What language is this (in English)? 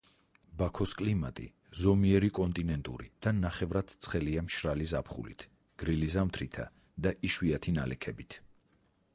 Georgian